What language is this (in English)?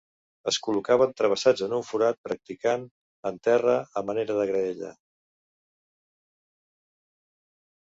Catalan